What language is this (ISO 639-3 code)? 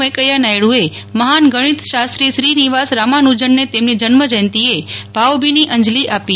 guj